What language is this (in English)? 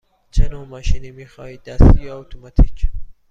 Persian